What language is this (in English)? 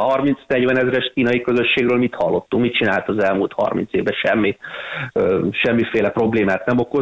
Hungarian